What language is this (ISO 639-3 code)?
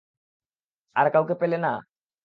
ben